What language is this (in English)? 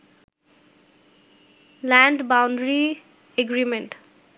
Bangla